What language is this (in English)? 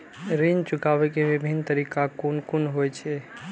Maithili